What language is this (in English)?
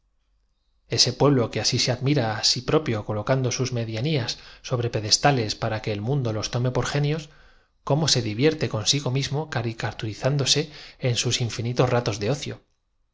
Spanish